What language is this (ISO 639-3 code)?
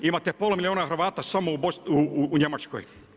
hrv